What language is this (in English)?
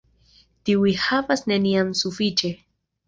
Esperanto